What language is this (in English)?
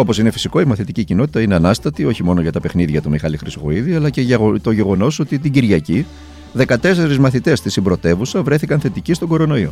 Greek